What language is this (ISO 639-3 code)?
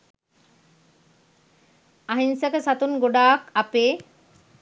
sin